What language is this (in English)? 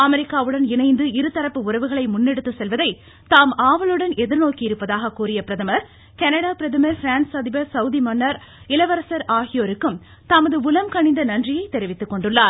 Tamil